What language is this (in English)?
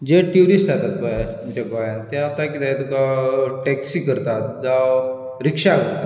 Konkani